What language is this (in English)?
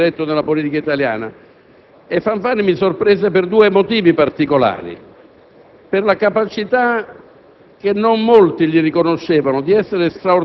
Italian